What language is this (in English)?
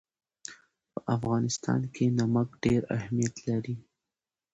Pashto